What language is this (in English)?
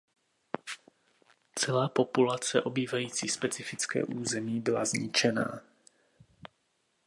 Czech